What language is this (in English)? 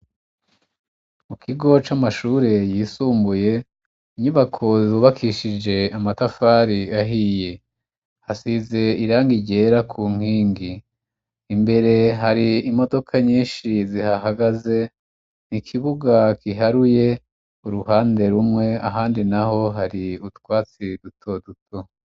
Rundi